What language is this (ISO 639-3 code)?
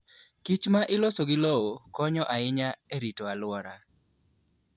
luo